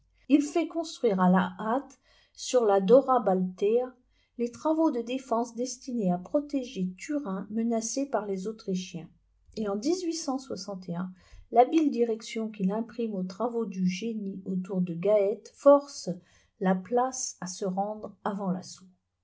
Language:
French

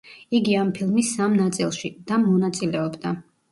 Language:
Georgian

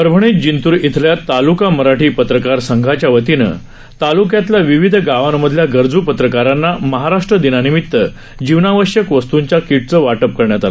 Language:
Marathi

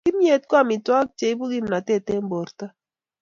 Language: Kalenjin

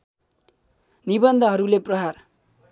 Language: Nepali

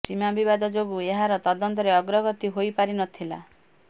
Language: Odia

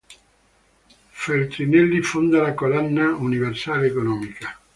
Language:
Italian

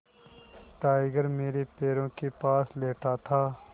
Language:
Hindi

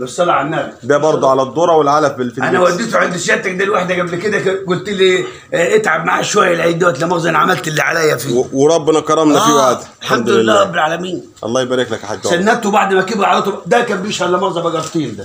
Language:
Arabic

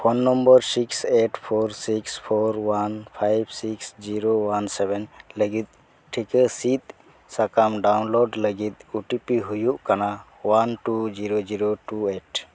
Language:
Santali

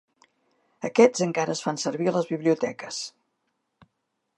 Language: Catalan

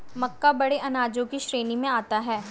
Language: Hindi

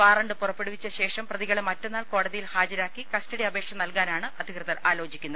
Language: Malayalam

